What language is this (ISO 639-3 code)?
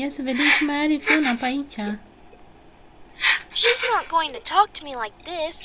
ron